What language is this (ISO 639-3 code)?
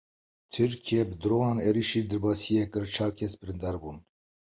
kur